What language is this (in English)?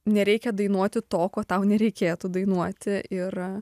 Lithuanian